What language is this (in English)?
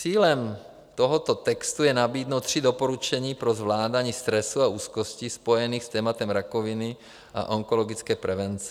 Czech